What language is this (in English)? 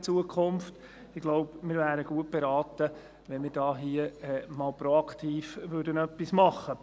Swiss German